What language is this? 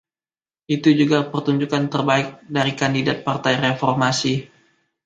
Indonesian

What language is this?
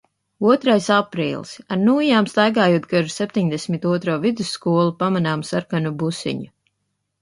Latvian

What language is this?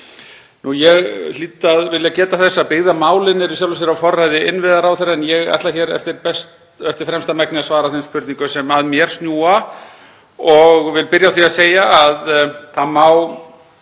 Icelandic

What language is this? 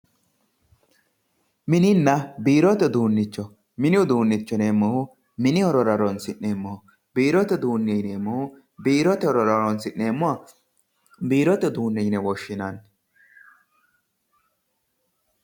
Sidamo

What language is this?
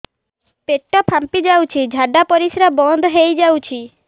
Odia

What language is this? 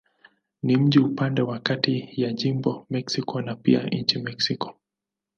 Swahili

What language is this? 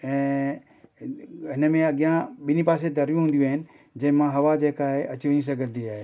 Sindhi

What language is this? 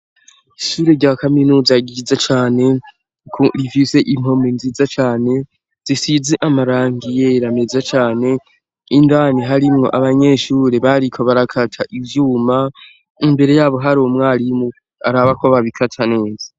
Rundi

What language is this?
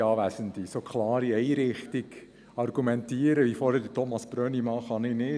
Swiss German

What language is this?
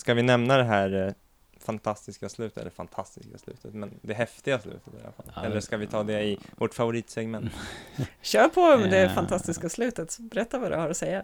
Swedish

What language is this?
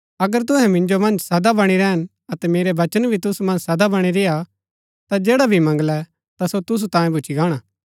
Gaddi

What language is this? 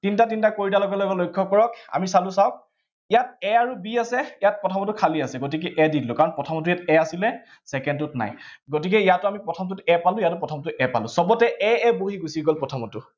Assamese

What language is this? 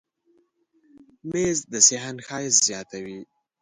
Pashto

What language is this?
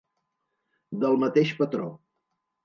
Catalan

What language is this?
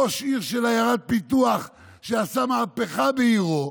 Hebrew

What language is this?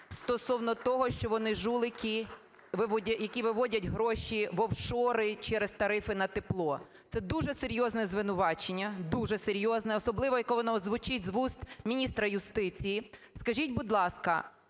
Ukrainian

